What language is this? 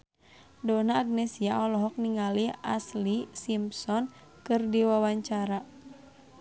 Sundanese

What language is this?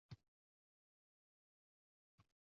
Uzbek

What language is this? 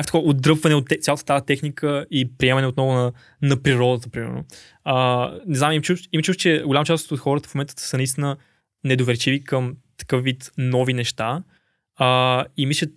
Bulgarian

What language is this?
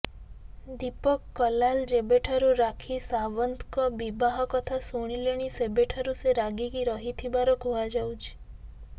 Odia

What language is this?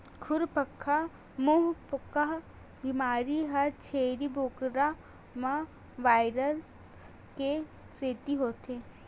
Chhattisgarhi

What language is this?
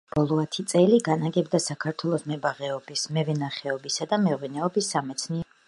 Georgian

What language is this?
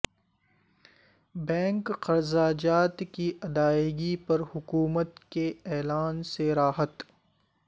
Urdu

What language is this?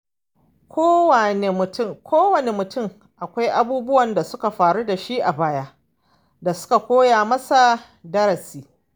Hausa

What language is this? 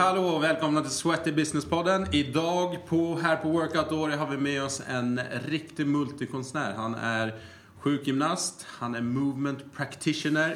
Swedish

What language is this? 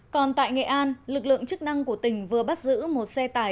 Vietnamese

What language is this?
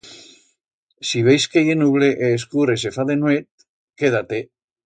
Aragonese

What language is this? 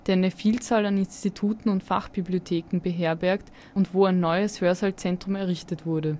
German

